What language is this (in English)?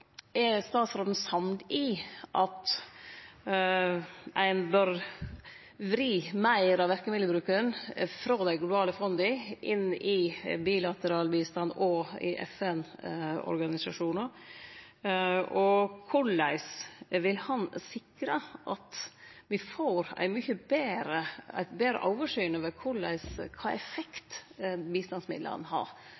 Norwegian Nynorsk